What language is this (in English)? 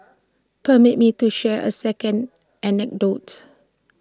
English